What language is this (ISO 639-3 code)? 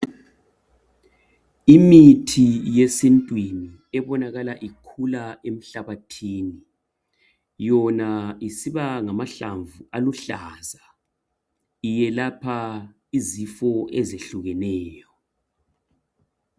nde